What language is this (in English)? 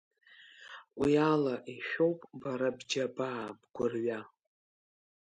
Abkhazian